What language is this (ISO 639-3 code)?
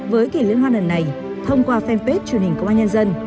vie